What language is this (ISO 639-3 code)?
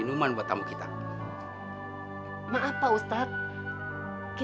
ind